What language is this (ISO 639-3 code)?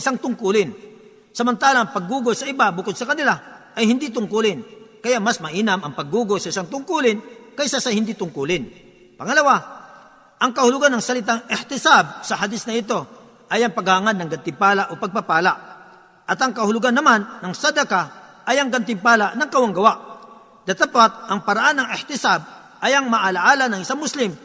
fil